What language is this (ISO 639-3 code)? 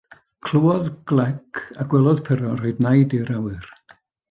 cym